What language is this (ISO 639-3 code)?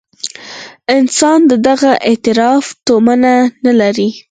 pus